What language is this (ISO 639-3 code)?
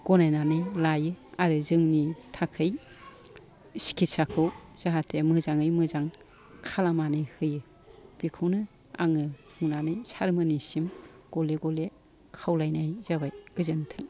brx